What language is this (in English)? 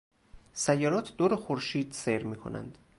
Persian